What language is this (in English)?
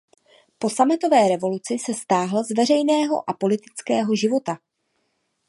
Czech